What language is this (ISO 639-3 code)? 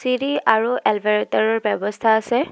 asm